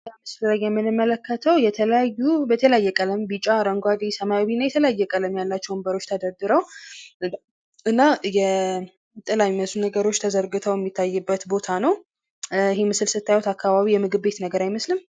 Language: Amharic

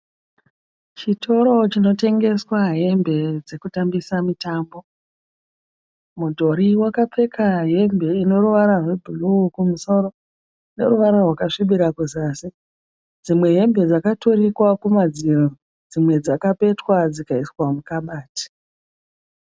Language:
Shona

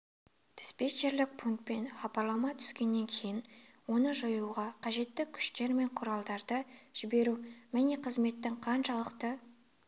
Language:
Kazakh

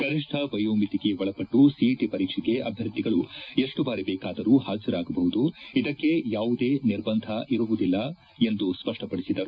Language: Kannada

